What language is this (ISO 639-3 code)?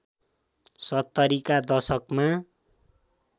nep